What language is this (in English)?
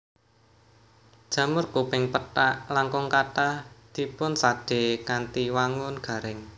Javanese